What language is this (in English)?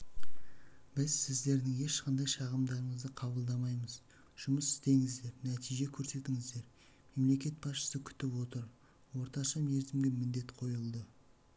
Kazakh